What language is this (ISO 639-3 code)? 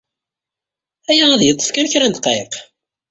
kab